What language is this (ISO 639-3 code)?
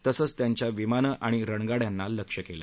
mar